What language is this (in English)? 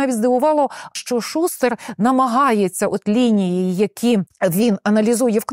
Ukrainian